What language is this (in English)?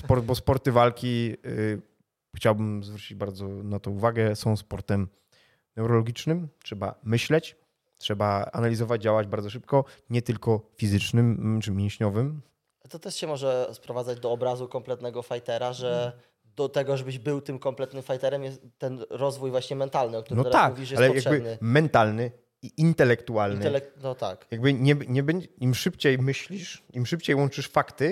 Polish